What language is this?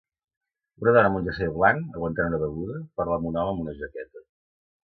Catalan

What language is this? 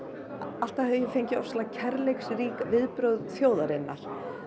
Icelandic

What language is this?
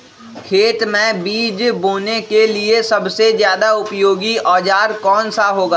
Magahi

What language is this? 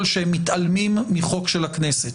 Hebrew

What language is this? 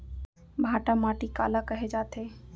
Chhattisgarhi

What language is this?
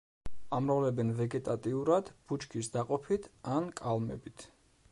Georgian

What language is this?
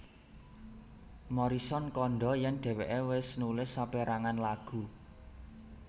Javanese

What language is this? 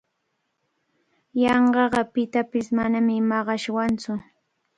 Cajatambo North Lima Quechua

